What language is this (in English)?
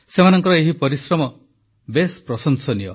Odia